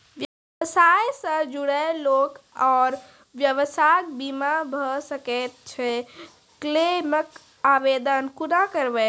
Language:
Maithili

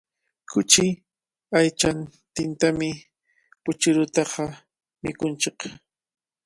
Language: Cajatambo North Lima Quechua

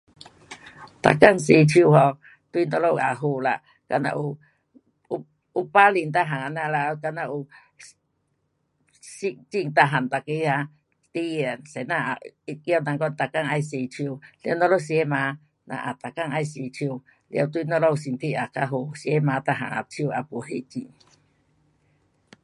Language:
Pu-Xian Chinese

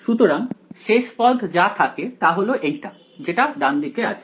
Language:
Bangla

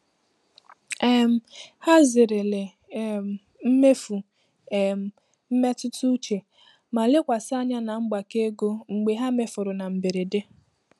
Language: Igbo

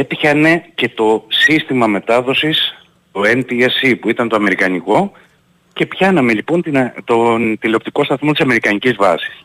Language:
Greek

